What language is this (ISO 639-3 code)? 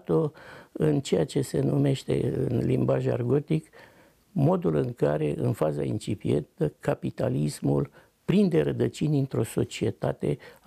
ron